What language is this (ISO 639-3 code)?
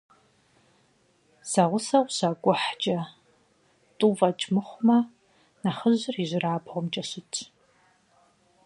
kbd